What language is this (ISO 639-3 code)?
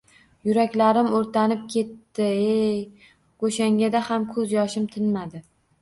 uzb